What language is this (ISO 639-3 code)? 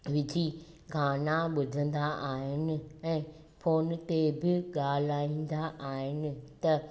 snd